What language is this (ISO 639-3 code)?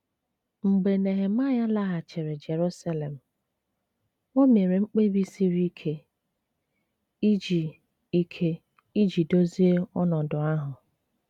ibo